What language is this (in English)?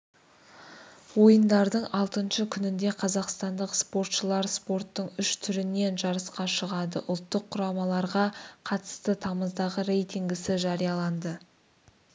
Kazakh